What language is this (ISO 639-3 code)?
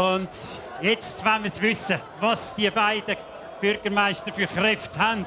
deu